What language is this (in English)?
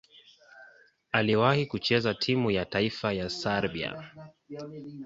Swahili